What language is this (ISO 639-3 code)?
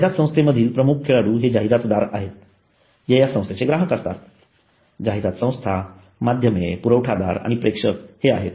mar